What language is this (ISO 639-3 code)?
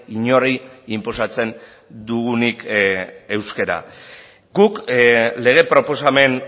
eus